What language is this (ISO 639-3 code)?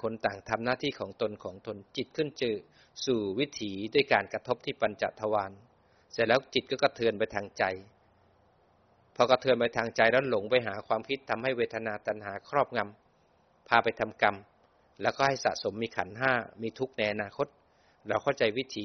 tha